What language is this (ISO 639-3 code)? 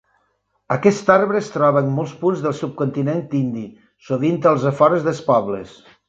cat